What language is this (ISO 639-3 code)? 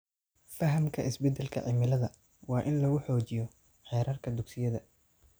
som